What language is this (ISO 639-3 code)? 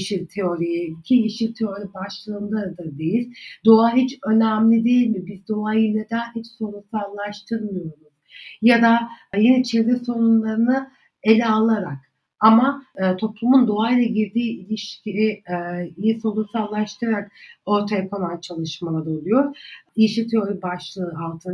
tur